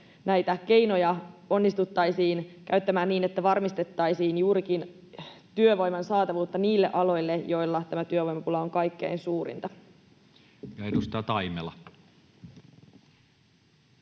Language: Finnish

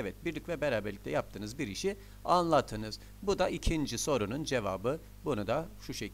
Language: Turkish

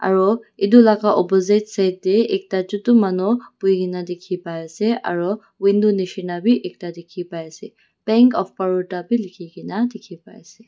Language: Naga Pidgin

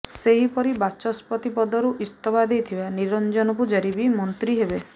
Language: Odia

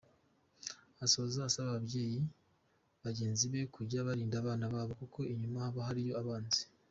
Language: Kinyarwanda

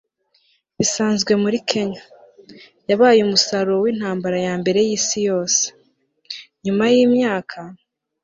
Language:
Kinyarwanda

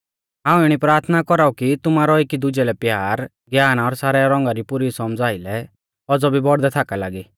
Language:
Mahasu Pahari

